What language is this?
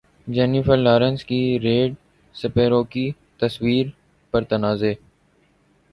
Urdu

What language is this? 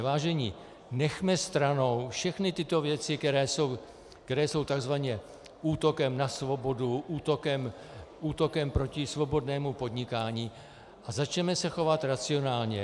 Czech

